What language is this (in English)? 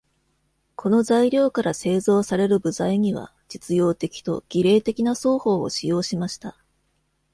Japanese